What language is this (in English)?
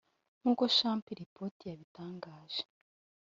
Kinyarwanda